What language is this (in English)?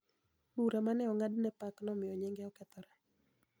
Luo (Kenya and Tanzania)